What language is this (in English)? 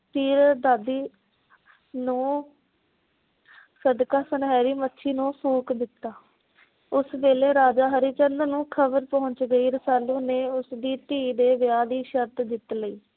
Punjabi